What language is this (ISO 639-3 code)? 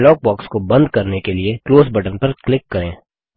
hin